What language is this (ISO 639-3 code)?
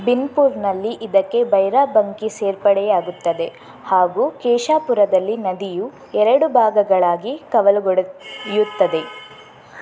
kan